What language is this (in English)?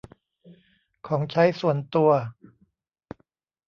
Thai